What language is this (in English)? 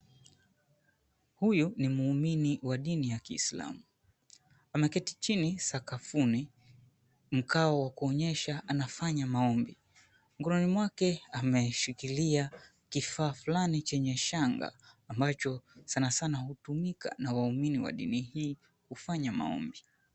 Swahili